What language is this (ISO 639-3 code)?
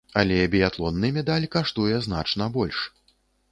bel